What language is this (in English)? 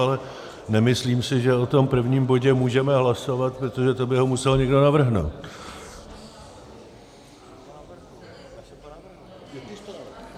Czech